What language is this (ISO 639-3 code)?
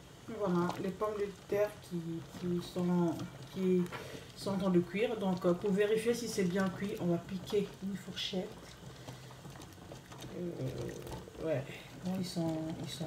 fra